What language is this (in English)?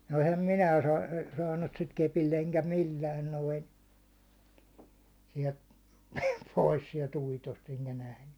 Finnish